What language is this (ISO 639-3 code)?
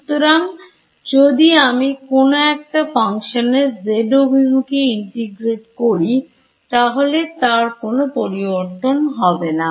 ben